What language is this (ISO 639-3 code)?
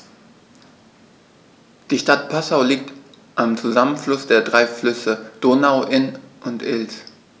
deu